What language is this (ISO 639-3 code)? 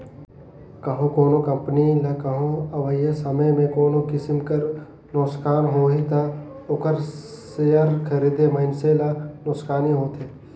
hne